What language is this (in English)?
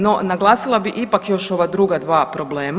Croatian